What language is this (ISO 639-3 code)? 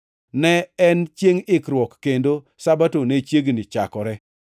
luo